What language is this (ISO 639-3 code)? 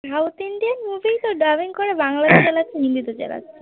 ben